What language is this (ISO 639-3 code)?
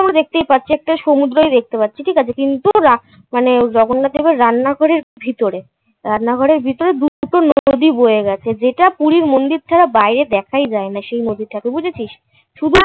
ben